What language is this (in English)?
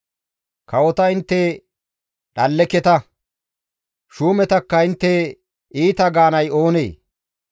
Gamo